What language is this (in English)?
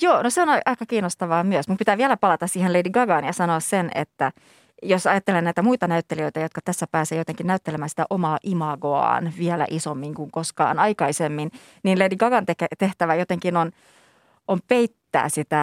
Finnish